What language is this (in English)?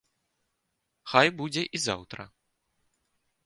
Belarusian